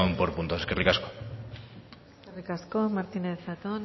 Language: Basque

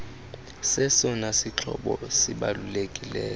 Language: Xhosa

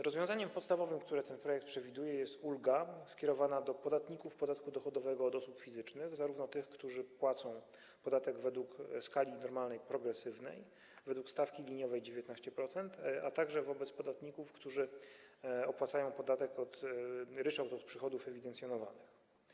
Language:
Polish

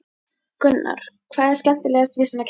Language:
Icelandic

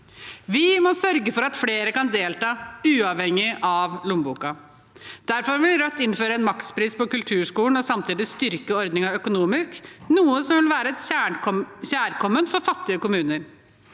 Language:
Norwegian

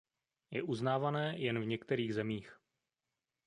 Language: Czech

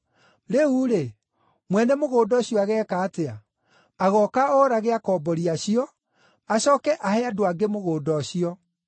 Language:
Kikuyu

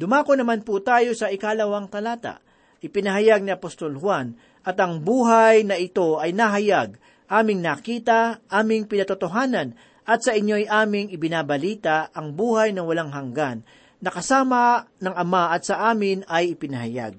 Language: Filipino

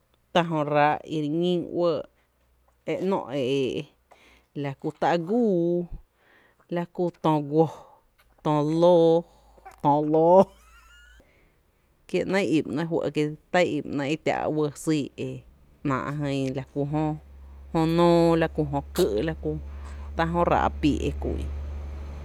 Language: Tepinapa Chinantec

